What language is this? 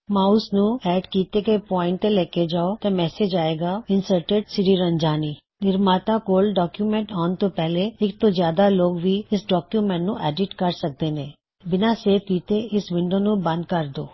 Punjabi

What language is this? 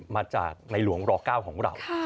Thai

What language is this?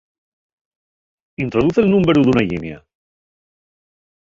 Asturian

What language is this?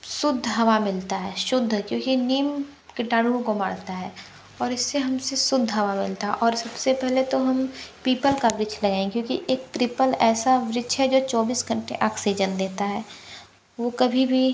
Hindi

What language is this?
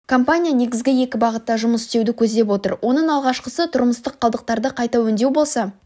Kazakh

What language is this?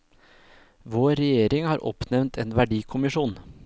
Norwegian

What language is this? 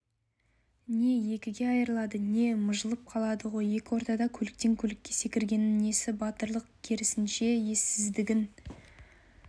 Kazakh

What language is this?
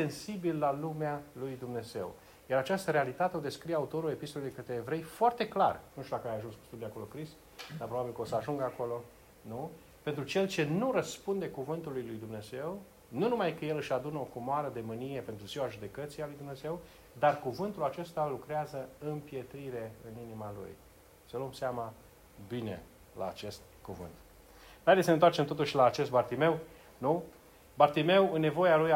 Romanian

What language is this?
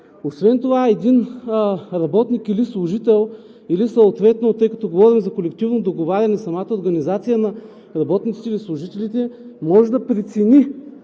Bulgarian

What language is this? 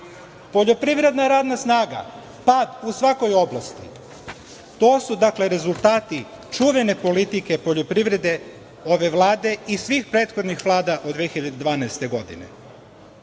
Serbian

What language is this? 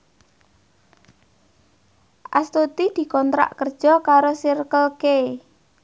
Javanese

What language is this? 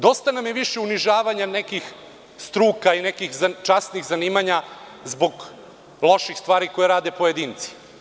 Serbian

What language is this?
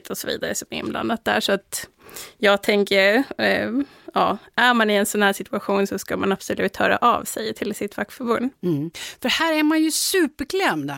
Swedish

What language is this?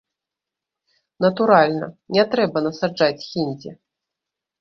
Belarusian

